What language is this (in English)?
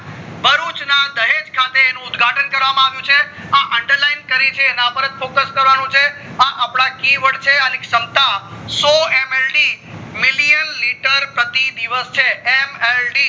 Gujarati